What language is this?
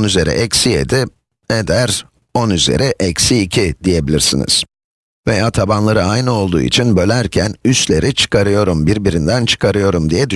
Turkish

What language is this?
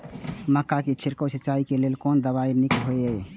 Maithili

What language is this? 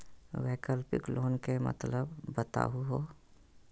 Magahi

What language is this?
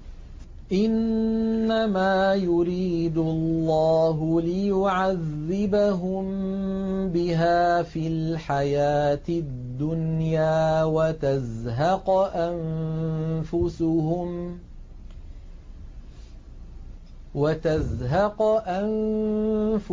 Arabic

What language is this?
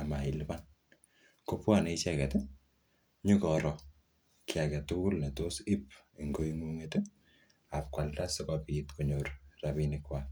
Kalenjin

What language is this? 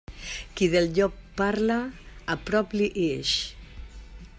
Catalan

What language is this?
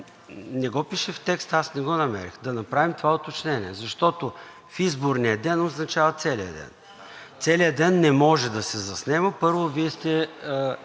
Bulgarian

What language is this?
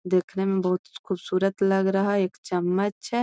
Magahi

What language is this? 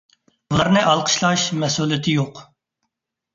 Uyghur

